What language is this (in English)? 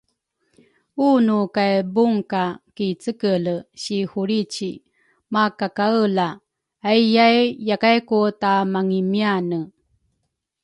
Rukai